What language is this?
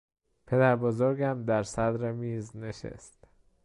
Persian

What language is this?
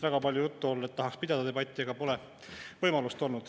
Estonian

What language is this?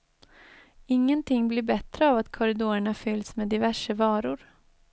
Swedish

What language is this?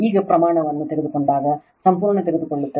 Kannada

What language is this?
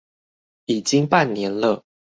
Chinese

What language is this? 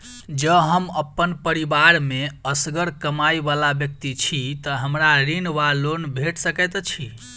Maithili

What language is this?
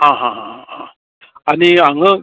Konkani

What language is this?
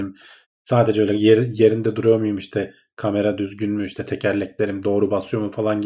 Turkish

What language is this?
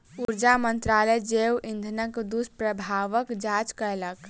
Maithili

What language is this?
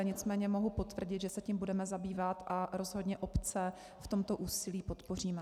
Czech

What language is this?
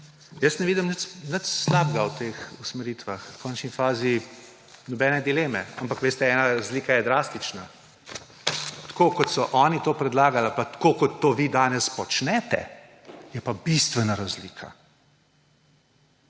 Slovenian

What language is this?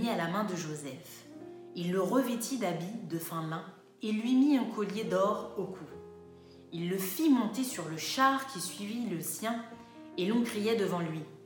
French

